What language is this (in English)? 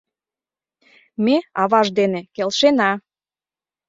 Mari